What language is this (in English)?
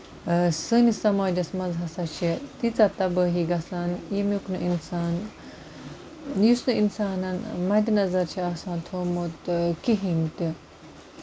Kashmiri